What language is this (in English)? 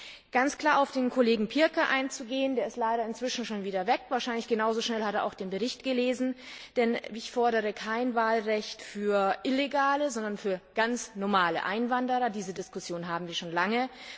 German